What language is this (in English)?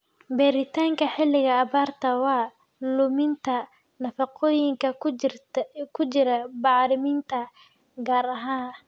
Somali